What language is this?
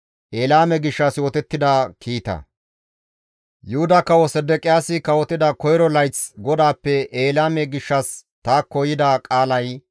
Gamo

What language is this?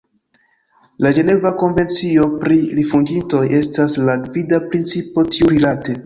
Esperanto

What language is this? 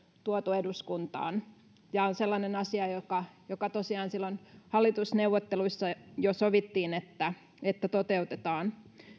Finnish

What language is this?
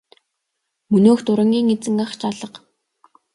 Mongolian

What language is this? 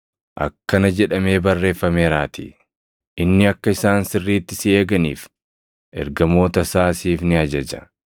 Oromo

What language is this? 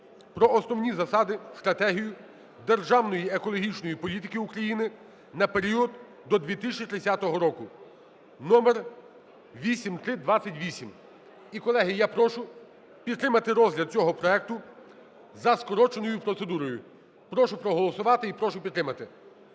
Ukrainian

